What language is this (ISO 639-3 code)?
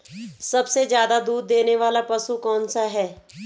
hin